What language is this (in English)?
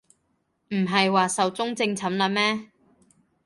Cantonese